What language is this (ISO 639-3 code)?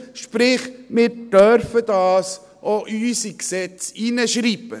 gsw